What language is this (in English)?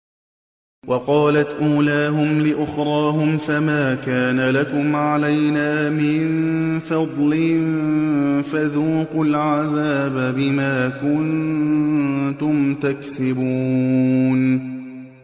Arabic